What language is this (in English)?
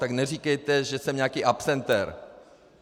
Czech